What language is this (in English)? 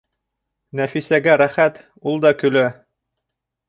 Bashkir